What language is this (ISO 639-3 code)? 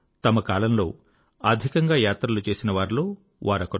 tel